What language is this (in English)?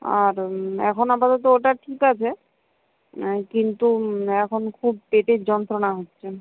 Bangla